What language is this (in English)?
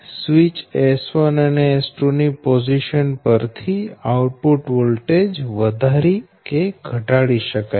Gujarati